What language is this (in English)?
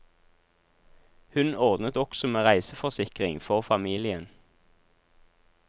Norwegian